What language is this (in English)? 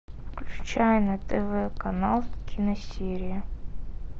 Russian